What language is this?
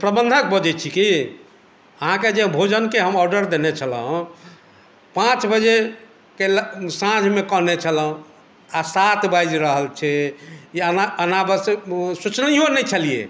Maithili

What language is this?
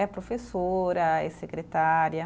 Portuguese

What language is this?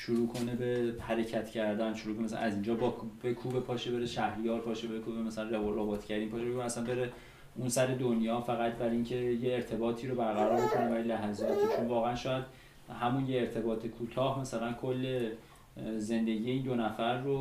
Persian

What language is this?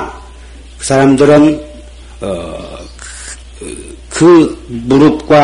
Korean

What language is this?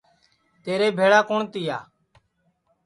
Sansi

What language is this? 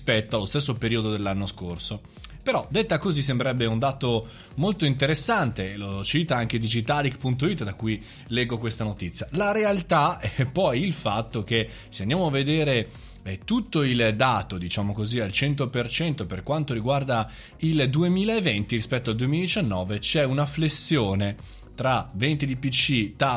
Italian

